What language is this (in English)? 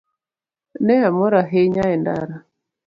Luo (Kenya and Tanzania)